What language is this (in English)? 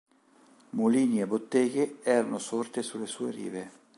Italian